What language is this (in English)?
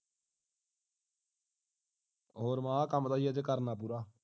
Punjabi